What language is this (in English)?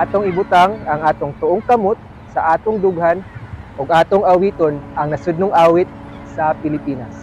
Filipino